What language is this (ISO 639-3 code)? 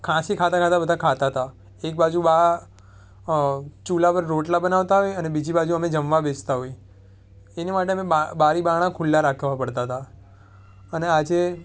guj